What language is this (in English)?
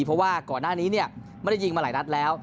Thai